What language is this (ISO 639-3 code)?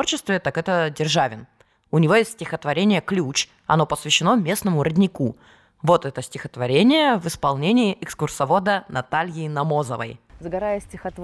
rus